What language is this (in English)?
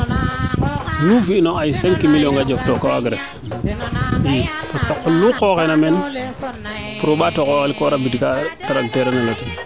Serer